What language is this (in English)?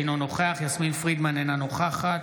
Hebrew